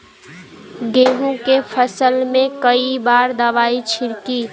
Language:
Bhojpuri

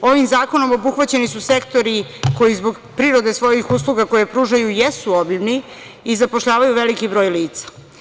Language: Serbian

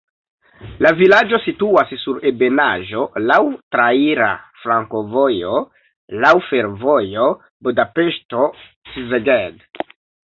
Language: Esperanto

